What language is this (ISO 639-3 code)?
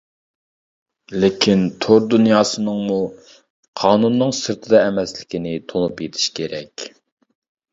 uig